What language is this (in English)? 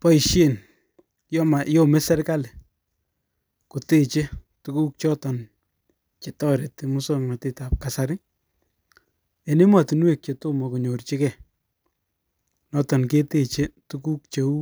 Kalenjin